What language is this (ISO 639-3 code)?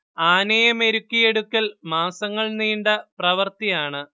mal